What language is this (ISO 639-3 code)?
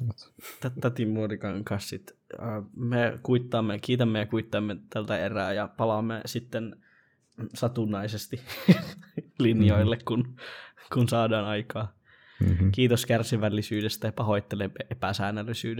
fin